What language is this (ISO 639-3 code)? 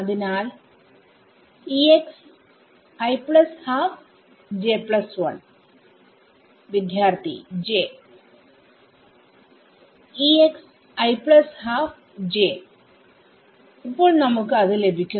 mal